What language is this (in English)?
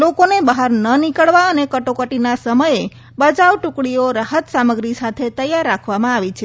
Gujarati